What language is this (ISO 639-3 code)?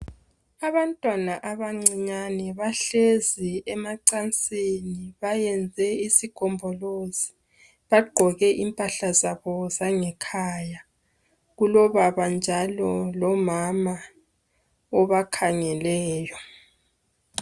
nde